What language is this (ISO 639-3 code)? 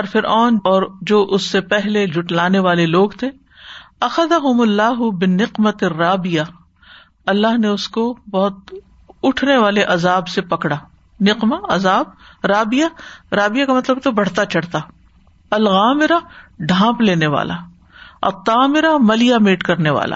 urd